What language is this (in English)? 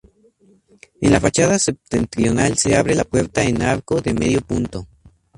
Spanish